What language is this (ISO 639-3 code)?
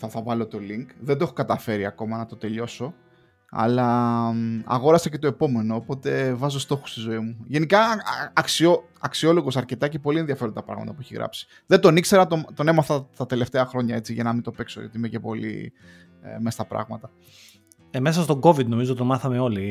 ell